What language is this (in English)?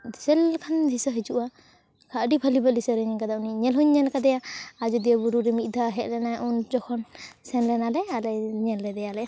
Santali